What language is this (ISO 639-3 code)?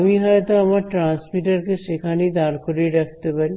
ben